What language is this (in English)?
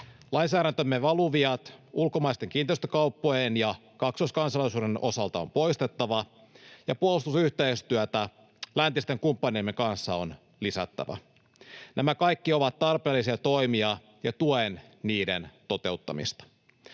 Finnish